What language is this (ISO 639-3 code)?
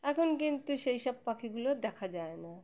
ben